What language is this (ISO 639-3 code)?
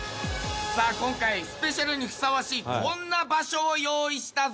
jpn